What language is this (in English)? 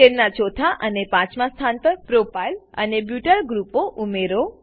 Gujarati